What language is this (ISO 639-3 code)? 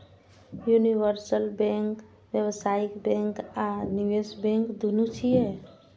mai